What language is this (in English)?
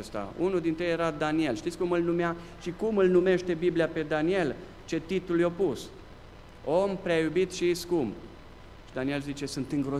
Romanian